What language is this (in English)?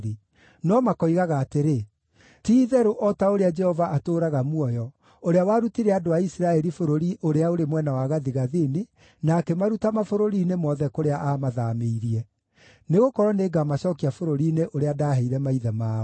Kikuyu